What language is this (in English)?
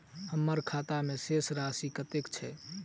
Maithili